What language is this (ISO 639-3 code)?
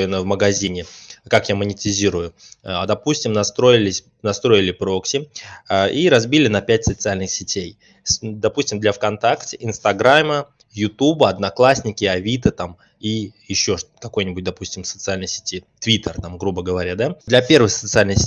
rus